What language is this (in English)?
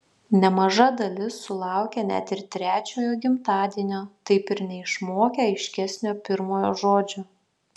Lithuanian